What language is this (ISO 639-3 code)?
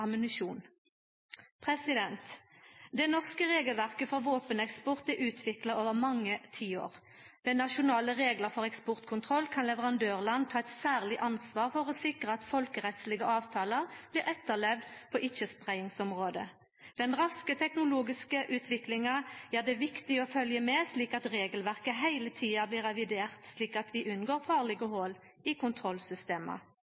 nno